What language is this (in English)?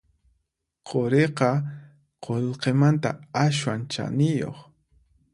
Puno Quechua